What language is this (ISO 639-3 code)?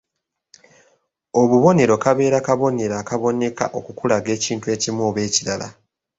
lug